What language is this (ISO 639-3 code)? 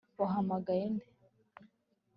kin